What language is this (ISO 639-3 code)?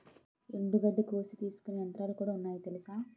tel